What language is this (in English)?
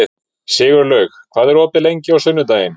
Icelandic